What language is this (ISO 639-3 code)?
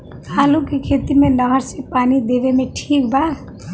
bho